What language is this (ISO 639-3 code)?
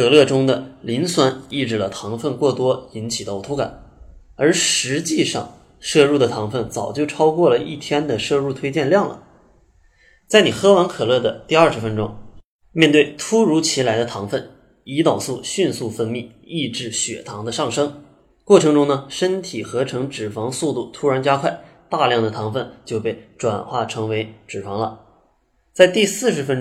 zho